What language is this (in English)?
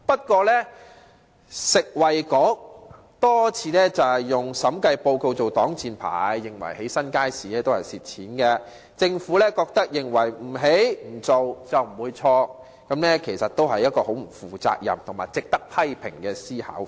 Cantonese